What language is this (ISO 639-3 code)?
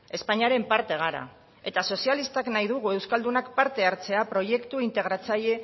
eus